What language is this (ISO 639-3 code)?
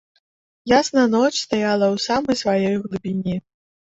bel